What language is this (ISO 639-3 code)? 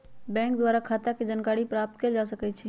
mag